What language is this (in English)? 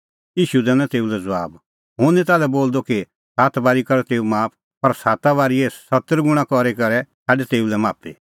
Kullu Pahari